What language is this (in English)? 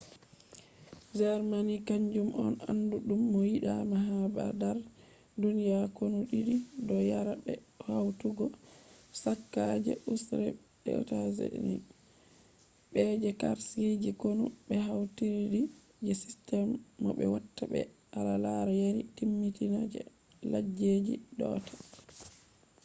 Fula